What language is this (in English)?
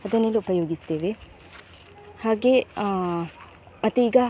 Kannada